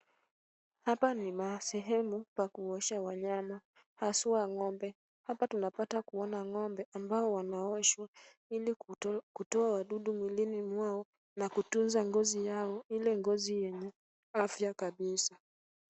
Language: Swahili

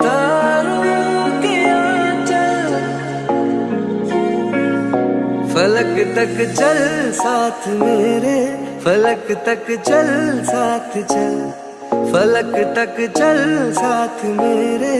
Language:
Hindi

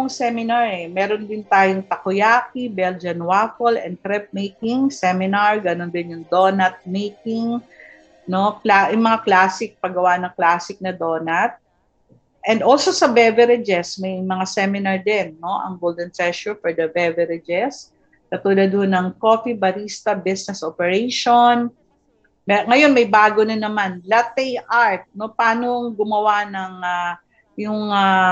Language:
Filipino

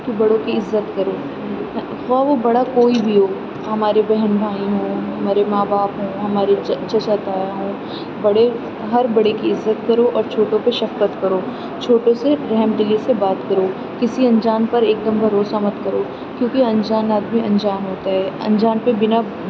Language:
Urdu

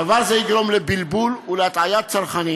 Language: Hebrew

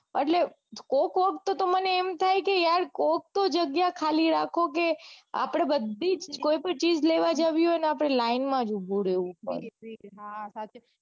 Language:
Gujarati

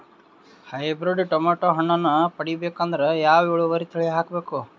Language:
Kannada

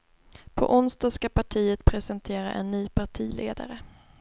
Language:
Swedish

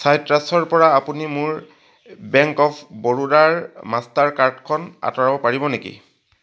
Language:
Assamese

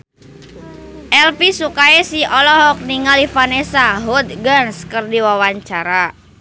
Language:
Sundanese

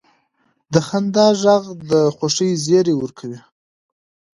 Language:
Pashto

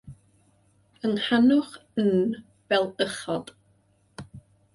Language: Welsh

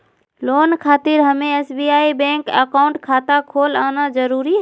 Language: Magahi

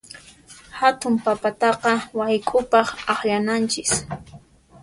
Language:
Puno Quechua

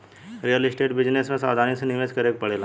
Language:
Bhojpuri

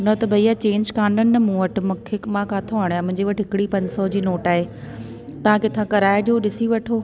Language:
Sindhi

